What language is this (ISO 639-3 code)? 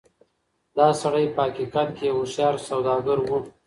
pus